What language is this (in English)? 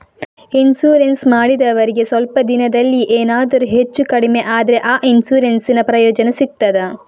Kannada